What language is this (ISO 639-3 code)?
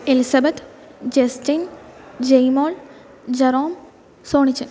mal